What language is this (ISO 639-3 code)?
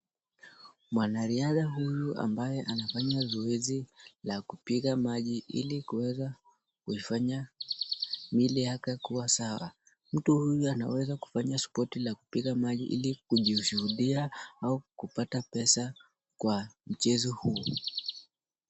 swa